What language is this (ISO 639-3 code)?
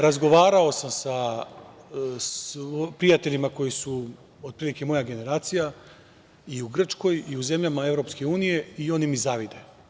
srp